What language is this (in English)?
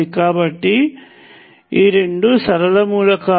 Telugu